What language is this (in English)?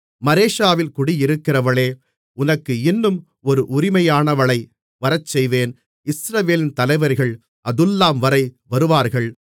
Tamil